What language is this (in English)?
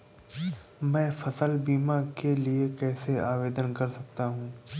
Hindi